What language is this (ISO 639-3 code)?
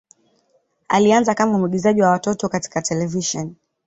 swa